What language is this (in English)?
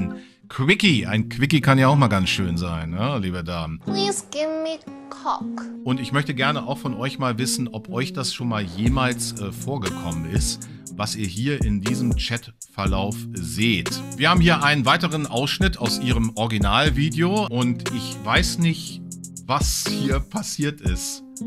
German